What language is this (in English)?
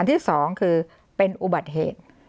Thai